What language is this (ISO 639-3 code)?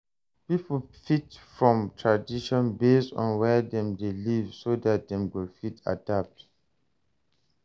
pcm